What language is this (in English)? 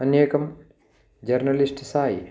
Sanskrit